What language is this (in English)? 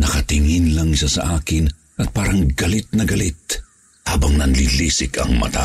Filipino